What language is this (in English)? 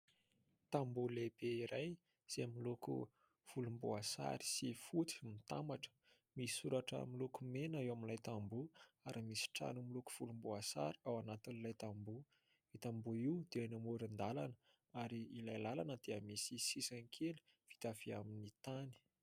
Malagasy